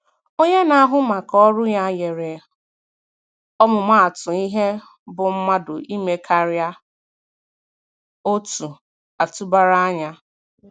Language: Igbo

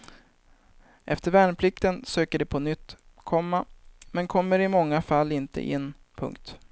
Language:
Swedish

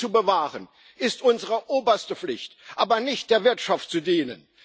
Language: German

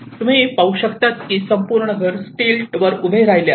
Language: Marathi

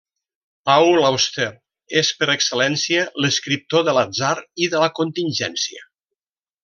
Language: Catalan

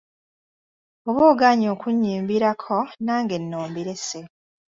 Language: Ganda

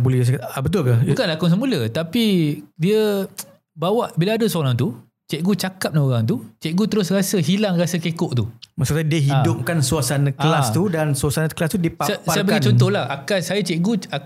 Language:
Malay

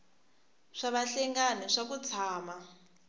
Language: Tsonga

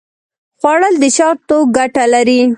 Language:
Pashto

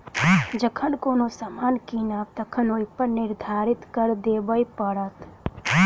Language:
Maithili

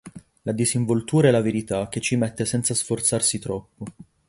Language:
Italian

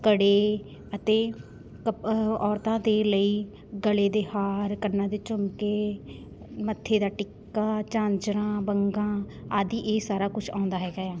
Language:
Punjabi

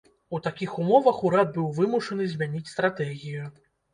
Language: Belarusian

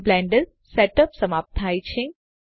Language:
Gujarati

